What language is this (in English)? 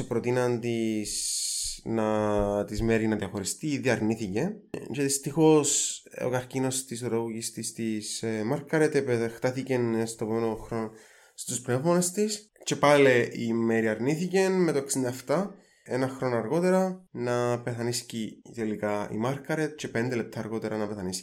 Greek